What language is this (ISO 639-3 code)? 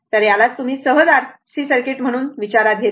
mar